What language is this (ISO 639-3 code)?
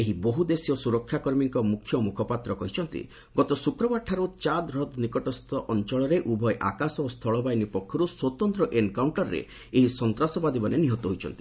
ori